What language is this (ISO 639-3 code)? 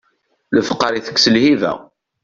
kab